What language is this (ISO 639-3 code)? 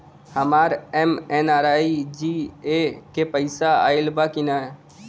bho